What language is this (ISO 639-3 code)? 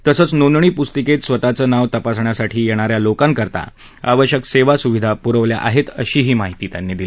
mar